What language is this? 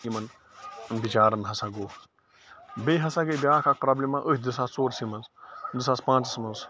Kashmiri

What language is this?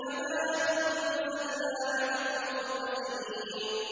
Arabic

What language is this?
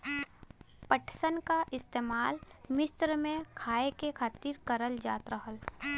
Bhojpuri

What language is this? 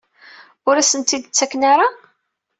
Kabyle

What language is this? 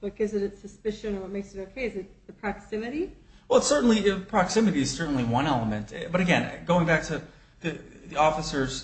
English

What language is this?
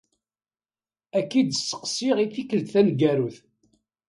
Kabyle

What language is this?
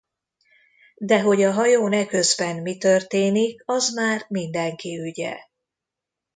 Hungarian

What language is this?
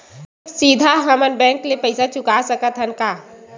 Chhattisgarhi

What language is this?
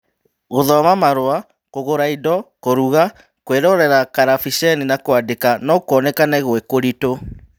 Kikuyu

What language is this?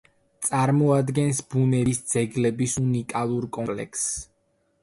Georgian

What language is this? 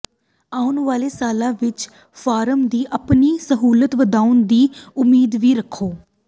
Punjabi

